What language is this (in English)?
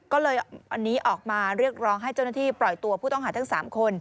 Thai